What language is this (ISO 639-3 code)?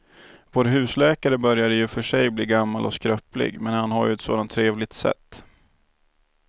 swe